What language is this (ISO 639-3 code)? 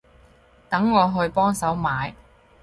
yue